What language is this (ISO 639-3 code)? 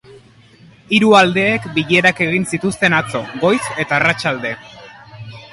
eus